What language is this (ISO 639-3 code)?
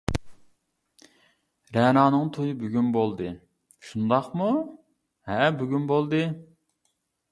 uig